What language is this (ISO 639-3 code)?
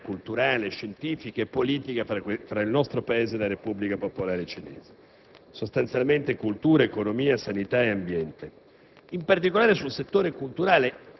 ita